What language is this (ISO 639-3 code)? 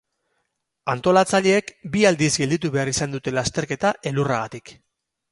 eus